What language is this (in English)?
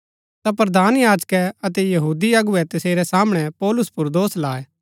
Gaddi